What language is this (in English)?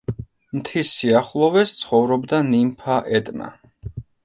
Georgian